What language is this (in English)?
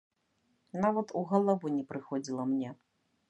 Belarusian